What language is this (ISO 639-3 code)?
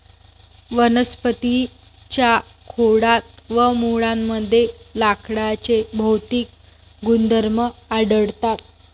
mar